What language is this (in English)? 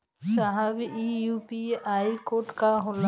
Bhojpuri